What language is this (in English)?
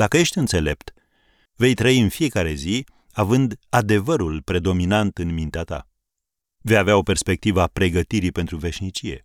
Romanian